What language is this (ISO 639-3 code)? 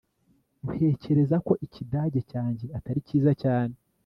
kin